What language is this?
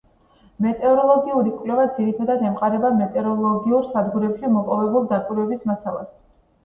Georgian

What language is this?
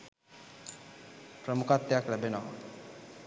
Sinhala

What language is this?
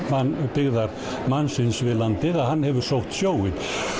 Icelandic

